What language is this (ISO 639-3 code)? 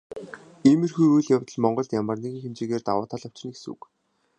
mon